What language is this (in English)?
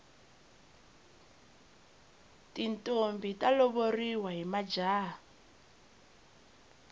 Tsonga